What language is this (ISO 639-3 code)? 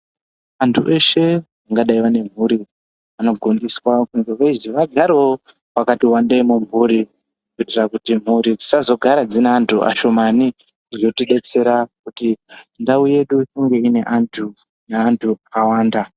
ndc